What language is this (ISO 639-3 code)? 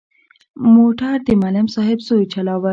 pus